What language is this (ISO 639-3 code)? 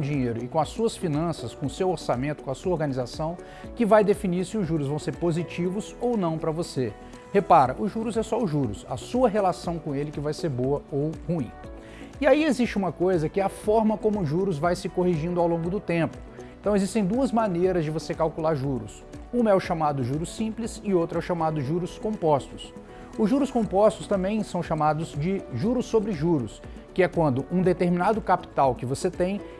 por